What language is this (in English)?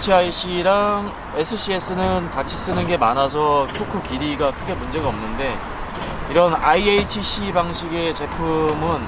Korean